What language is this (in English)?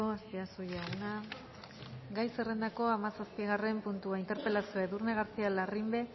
Basque